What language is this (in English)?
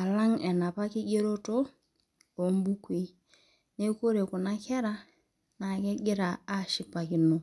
Masai